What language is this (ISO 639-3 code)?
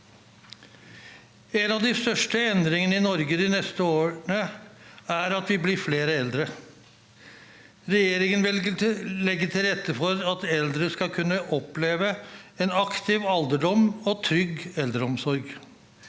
nor